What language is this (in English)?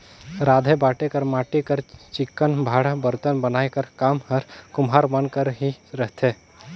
Chhattisgarhi